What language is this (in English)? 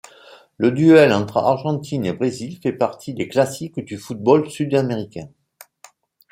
French